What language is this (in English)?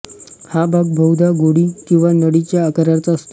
Marathi